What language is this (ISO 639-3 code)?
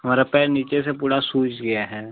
hin